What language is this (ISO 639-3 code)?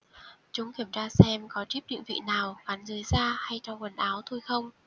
vie